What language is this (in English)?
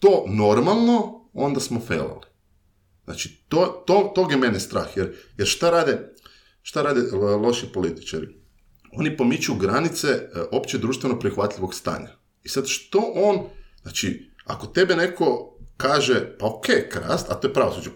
Croatian